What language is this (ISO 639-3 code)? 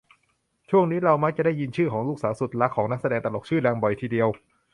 tha